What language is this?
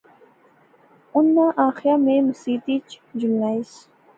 Pahari-Potwari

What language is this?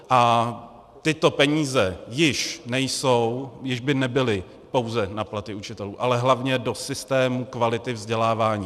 Czech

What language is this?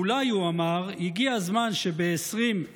Hebrew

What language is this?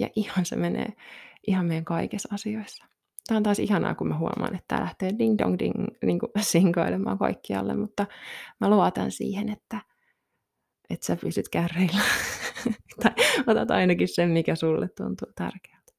Finnish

